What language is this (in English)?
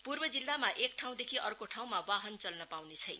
Nepali